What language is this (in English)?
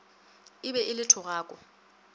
Northern Sotho